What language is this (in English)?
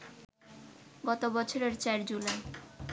Bangla